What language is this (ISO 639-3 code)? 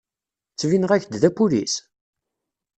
kab